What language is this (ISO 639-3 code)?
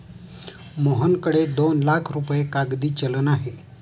mar